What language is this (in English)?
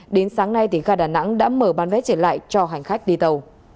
Vietnamese